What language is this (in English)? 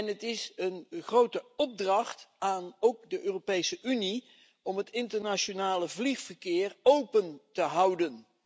Dutch